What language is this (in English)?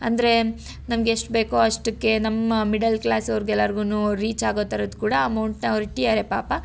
Kannada